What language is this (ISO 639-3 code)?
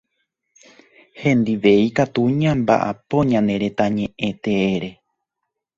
grn